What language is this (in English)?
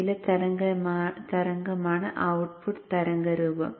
Malayalam